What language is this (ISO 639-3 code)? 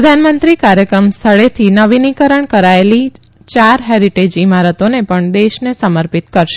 guj